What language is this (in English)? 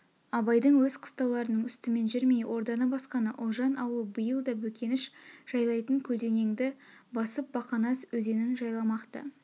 Kazakh